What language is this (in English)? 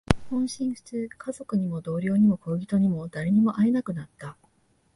Japanese